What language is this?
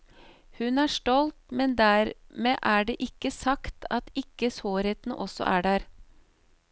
Norwegian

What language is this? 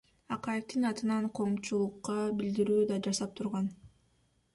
Kyrgyz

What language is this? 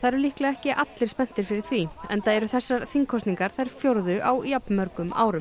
Icelandic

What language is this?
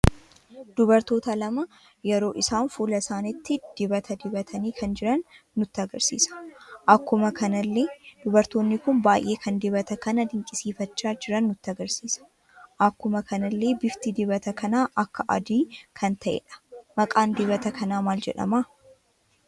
Oromo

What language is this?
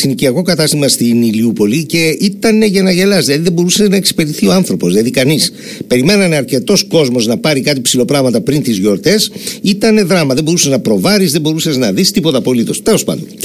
Greek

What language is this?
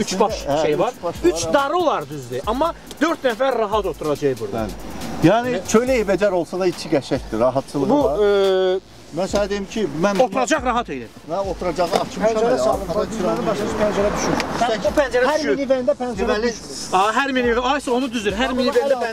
Turkish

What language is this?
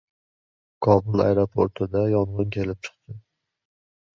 Uzbek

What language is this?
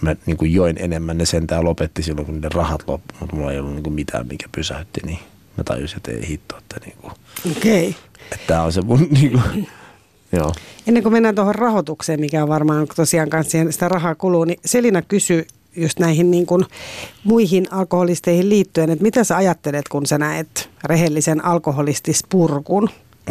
Finnish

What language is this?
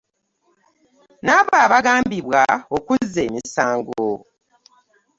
Ganda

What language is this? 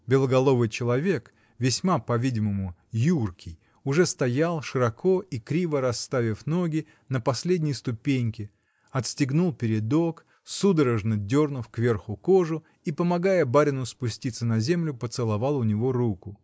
Russian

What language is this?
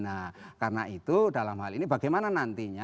Indonesian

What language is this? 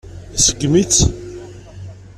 Kabyle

